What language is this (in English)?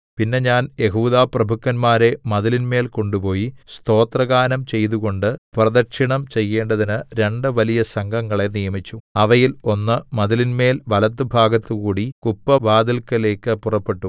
Malayalam